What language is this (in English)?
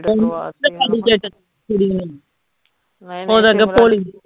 Punjabi